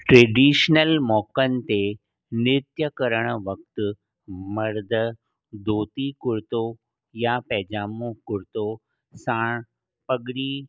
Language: Sindhi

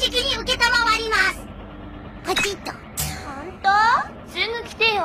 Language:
Japanese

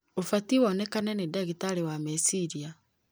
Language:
Kikuyu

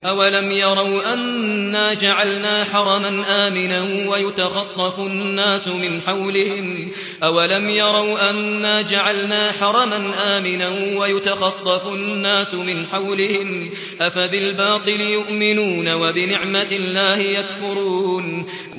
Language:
Arabic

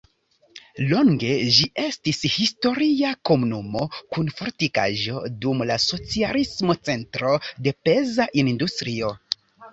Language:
Esperanto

